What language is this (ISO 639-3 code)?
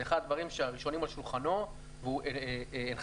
heb